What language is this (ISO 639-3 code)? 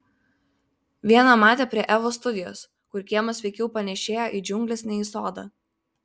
lit